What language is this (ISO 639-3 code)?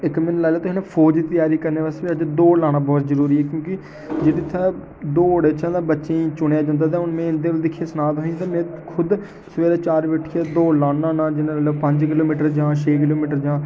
doi